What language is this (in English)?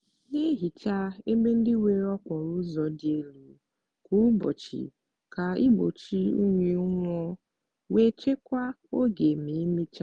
Igbo